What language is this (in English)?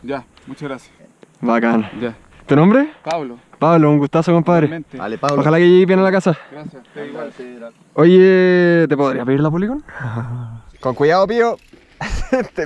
Spanish